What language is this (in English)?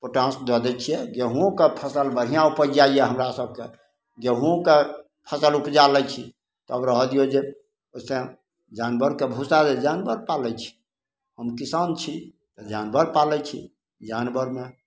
Maithili